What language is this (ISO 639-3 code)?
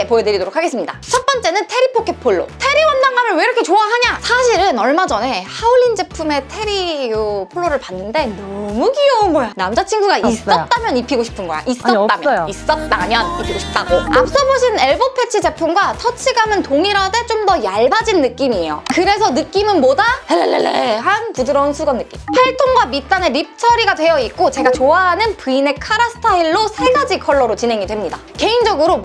kor